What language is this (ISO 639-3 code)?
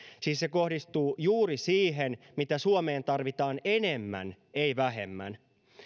fin